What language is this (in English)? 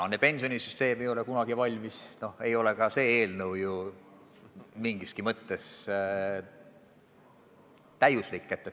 Estonian